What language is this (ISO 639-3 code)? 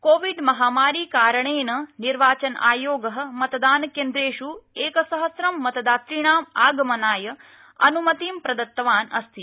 san